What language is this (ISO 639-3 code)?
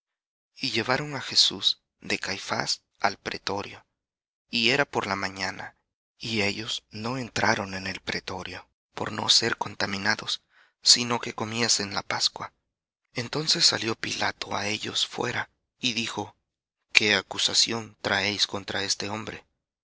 spa